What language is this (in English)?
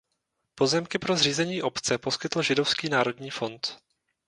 Czech